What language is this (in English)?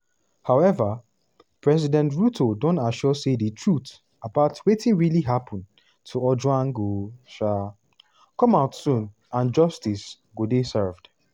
Nigerian Pidgin